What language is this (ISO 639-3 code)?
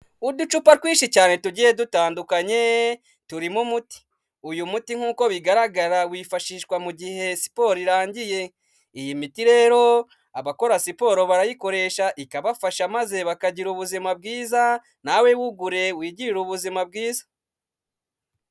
kin